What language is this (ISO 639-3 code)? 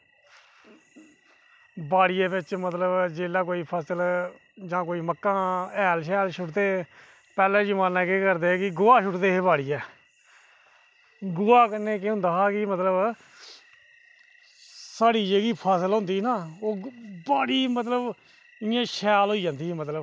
doi